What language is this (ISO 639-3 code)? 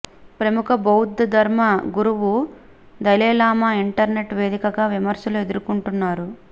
tel